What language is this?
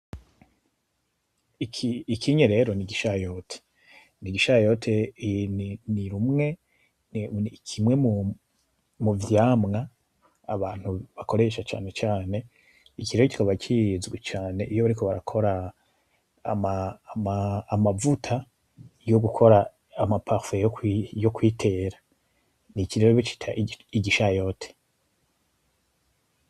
Rundi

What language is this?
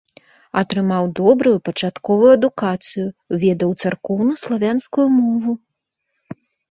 Belarusian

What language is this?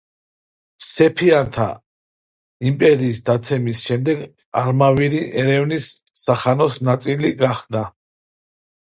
Georgian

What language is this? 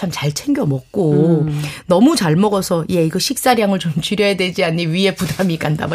Korean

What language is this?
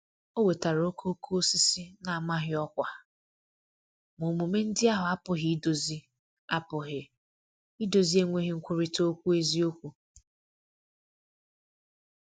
Igbo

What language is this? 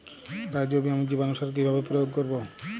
Bangla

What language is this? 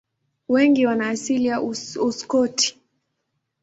Swahili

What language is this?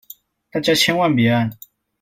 Chinese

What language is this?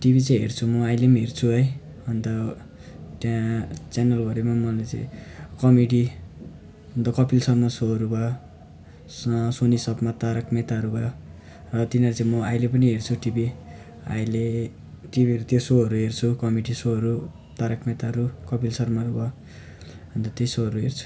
Nepali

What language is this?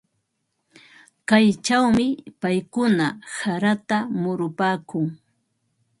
Ambo-Pasco Quechua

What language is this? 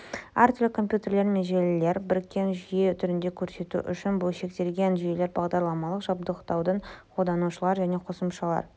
Kazakh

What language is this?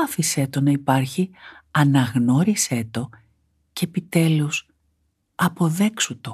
Greek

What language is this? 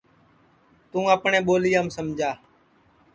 Sansi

